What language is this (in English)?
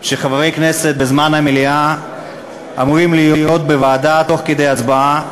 Hebrew